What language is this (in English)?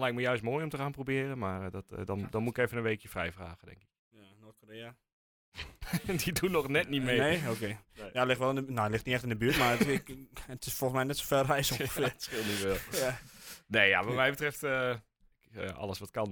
Dutch